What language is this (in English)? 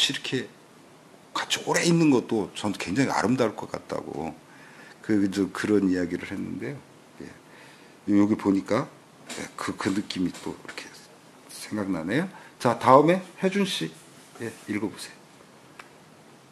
Korean